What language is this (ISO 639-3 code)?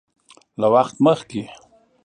pus